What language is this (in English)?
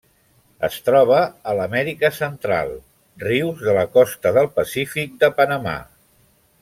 Catalan